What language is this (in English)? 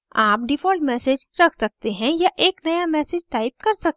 Hindi